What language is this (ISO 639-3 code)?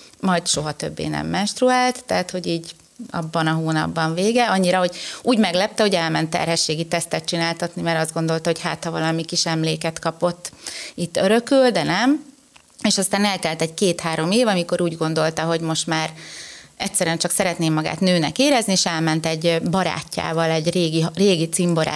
hun